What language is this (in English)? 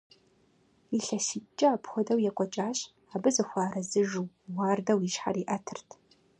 Kabardian